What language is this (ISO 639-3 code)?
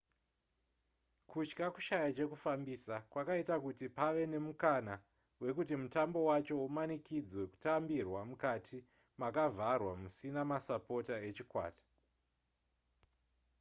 sna